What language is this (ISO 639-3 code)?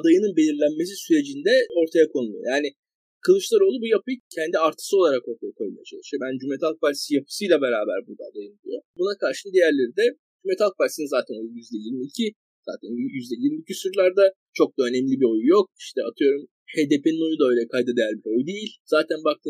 tur